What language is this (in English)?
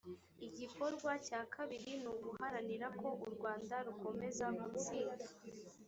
Kinyarwanda